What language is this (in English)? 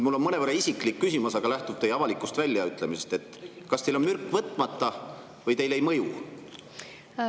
Estonian